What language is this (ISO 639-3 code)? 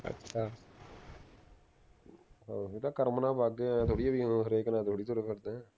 pan